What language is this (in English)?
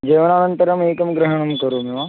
Sanskrit